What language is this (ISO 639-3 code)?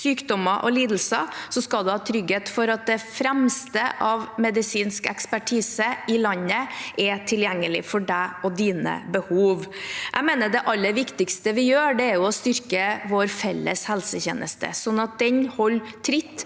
nor